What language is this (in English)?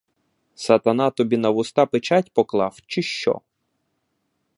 Ukrainian